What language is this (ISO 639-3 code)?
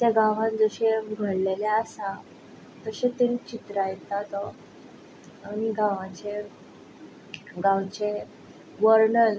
kok